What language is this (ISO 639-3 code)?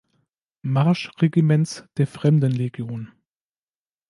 deu